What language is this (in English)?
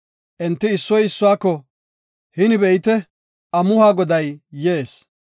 Gofa